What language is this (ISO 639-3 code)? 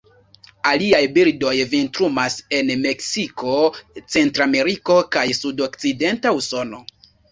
epo